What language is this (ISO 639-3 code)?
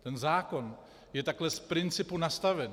ces